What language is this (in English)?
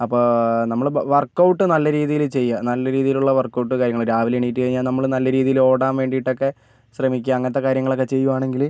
Malayalam